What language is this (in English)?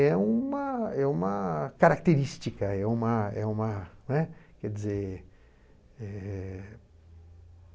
Portuguese